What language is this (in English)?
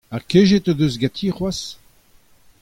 Breton